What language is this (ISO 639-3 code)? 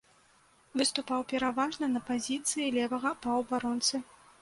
bel